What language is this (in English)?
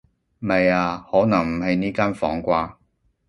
Cantonese